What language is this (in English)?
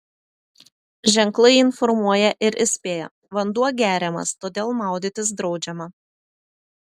Lithuanian